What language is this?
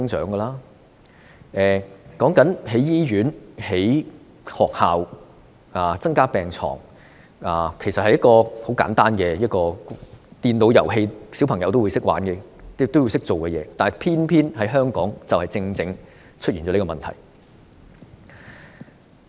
Cantonese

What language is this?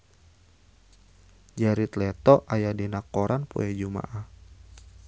Sundanese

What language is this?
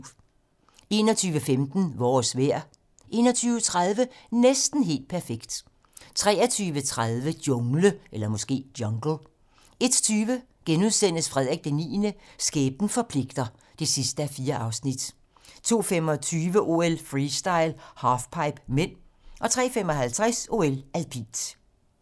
Danish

